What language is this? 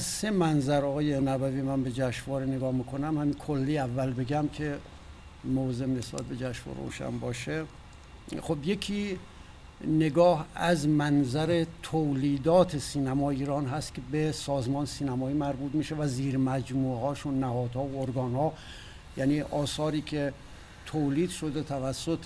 Persian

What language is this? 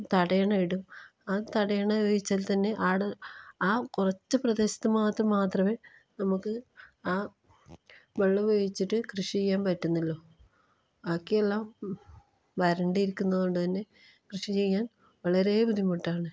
Malayalam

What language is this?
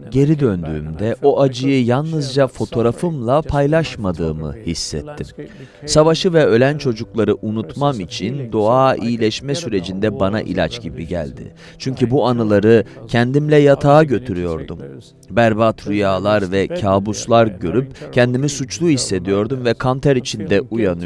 Turkish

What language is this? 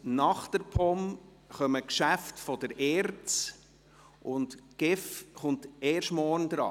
Swiss German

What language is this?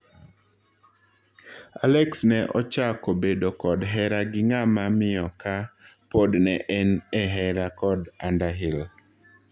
Luo (Kenya and Tanzania)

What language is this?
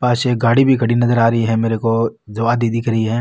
Marwari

